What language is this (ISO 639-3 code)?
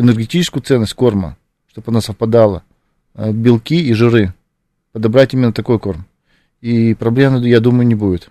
rus